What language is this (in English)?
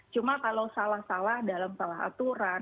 Indonesian